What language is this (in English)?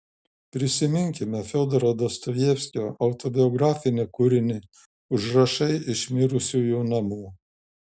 Lithuanian